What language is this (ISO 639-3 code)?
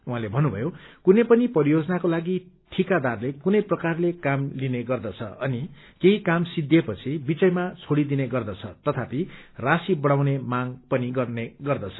nep